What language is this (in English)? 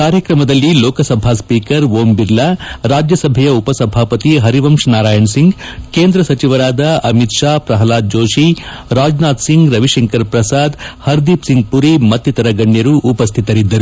Kannada